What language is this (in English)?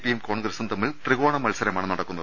Malayalam